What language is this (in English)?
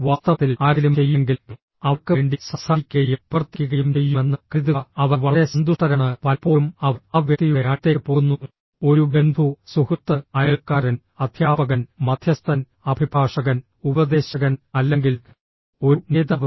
Malayalam